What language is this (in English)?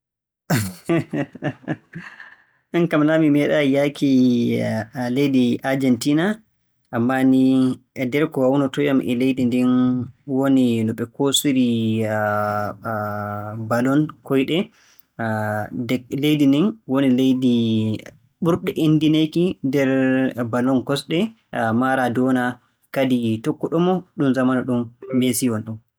Borgu Fulfulde